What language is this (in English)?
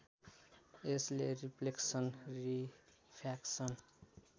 Nepali